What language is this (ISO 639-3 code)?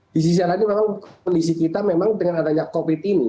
ind